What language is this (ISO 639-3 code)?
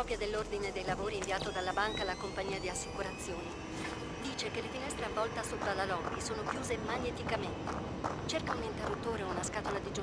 ita